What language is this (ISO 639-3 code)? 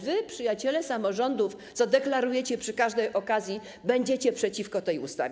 pol